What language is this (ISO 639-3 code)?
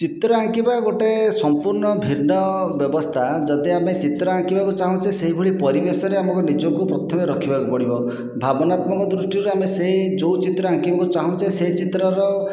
ori